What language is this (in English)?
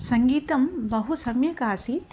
Sanskrit